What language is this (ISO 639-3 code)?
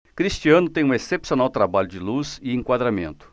por